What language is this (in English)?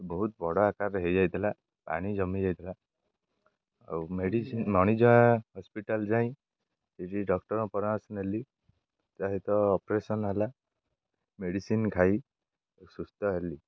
Odia